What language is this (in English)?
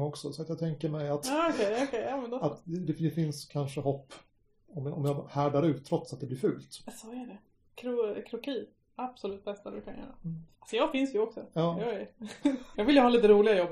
Swedish